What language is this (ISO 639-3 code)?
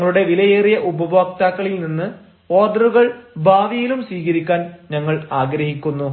mal